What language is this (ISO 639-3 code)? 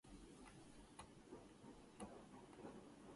jpn